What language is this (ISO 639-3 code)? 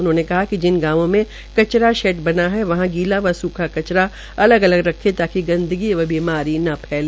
hin